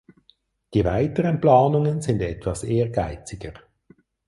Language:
German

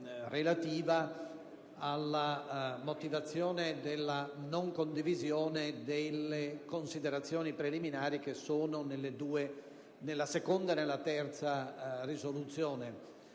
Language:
Italian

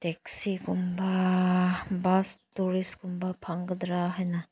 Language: Manipuri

